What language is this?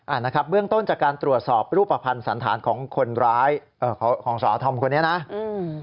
Thai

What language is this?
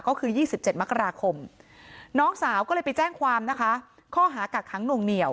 Thai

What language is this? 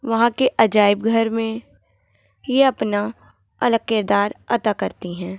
Urdu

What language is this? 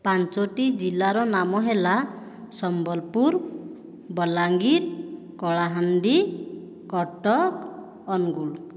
Odia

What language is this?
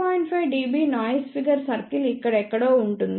Telugu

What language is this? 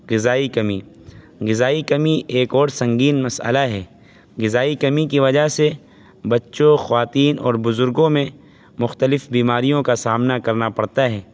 Urdu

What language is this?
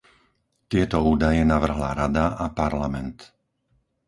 Slovak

